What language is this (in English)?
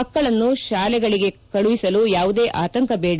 Kannada